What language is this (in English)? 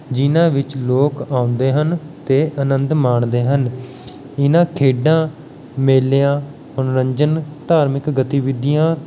Punjabi